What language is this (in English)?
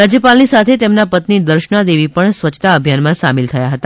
Gujarati